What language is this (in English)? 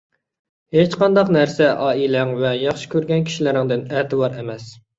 Uyghur